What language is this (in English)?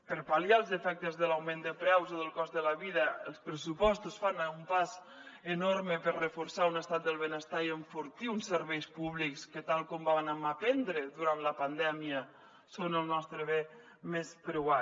Catalan